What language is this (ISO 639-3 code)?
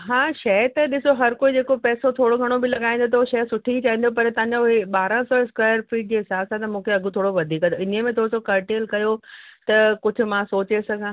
snd